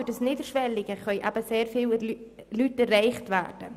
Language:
Swiss German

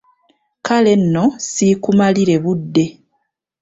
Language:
Ganda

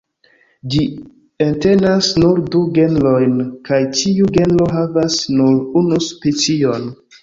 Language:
Esperanto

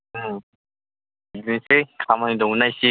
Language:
Bodo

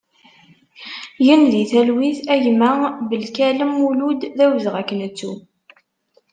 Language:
Kabyle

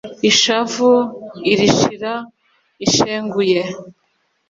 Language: Kinyarwanda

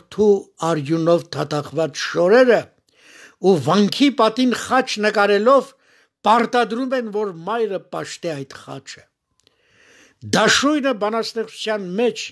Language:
Turkish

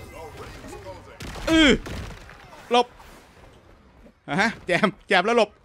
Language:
Thai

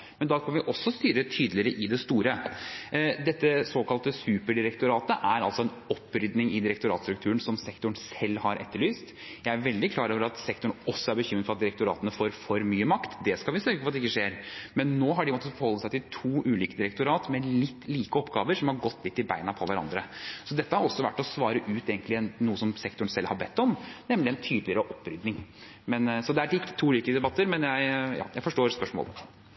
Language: Norwegian Bokmål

